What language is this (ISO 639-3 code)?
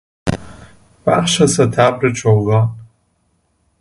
fas